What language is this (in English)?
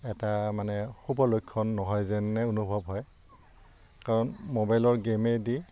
Assamese